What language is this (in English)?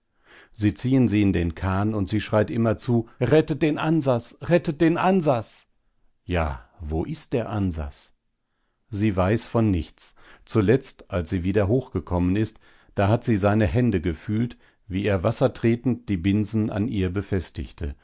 German